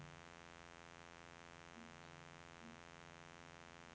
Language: Norwegian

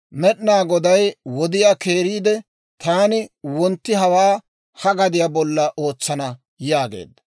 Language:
Dawro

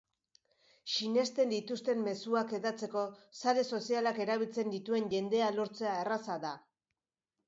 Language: Basque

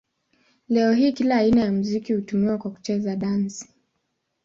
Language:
Swahili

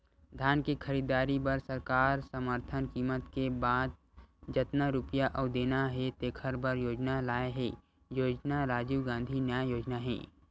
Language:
Chhattisgarhi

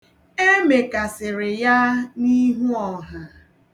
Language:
Igbo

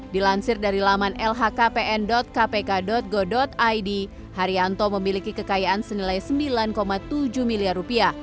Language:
Indonesian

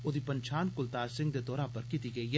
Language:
Dogri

